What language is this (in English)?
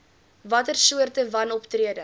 Afrikaans